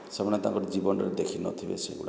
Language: Odia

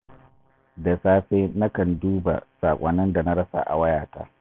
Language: Hausa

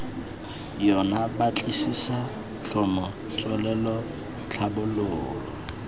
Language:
Tswana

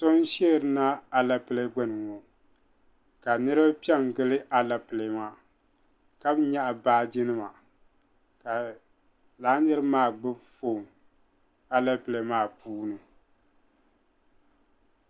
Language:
Dagbani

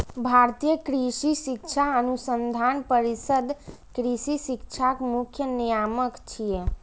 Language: Maithili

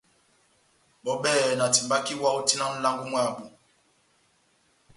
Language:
Batanga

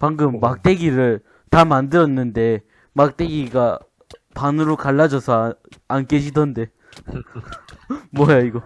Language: Korean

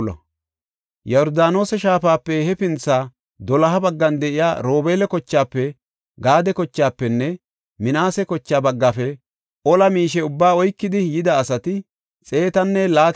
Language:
Gofa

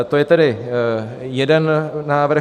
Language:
Czech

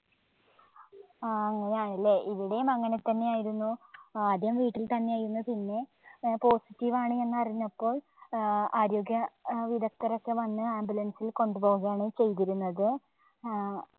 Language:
Malayalam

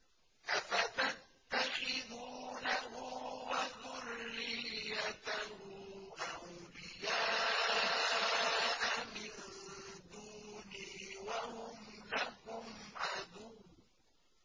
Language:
Arabic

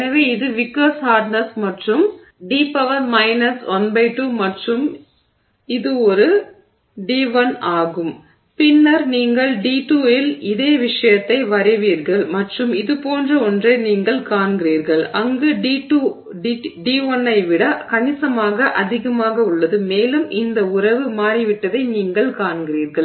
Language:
Tamil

